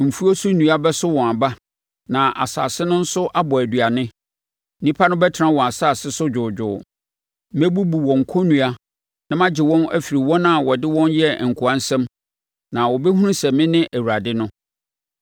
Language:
Akan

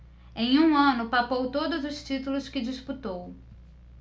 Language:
Portuguese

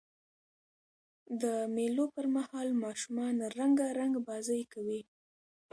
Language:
Pashto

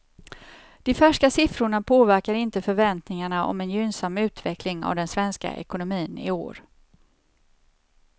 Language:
Swedish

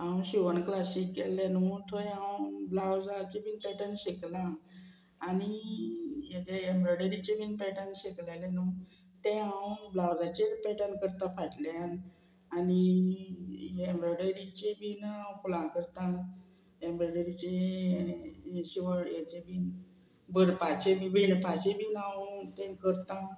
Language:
Konkani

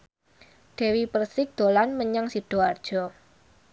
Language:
Javanese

